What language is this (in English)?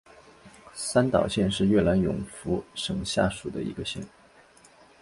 Chinese